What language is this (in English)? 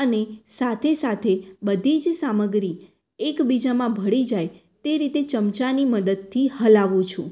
Gujarati